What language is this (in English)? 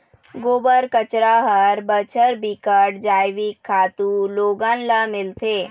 Chhattisgarhi